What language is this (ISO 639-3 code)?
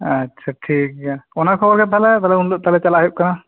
sat